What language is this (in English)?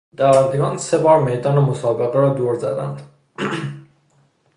Persian